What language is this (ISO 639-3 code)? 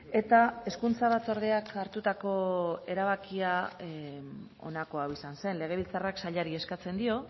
eus